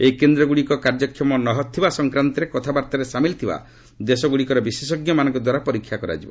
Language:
Odia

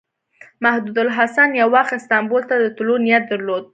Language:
Pashto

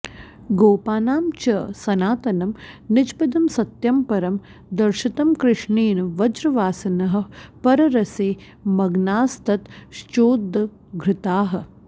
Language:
Sanskrit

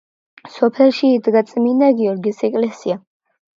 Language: Georgian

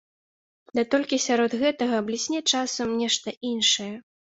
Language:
Belarusian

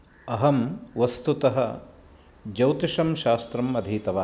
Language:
Sanskrit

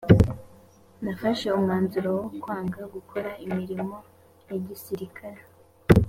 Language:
Kinyarwanda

